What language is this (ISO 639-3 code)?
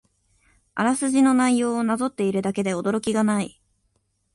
jpn